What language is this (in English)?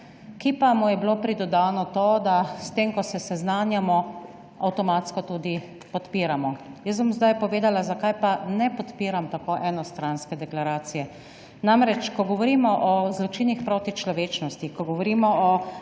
Slovenian